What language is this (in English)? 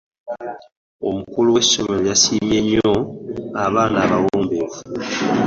Ganda